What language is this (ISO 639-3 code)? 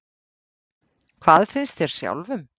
isl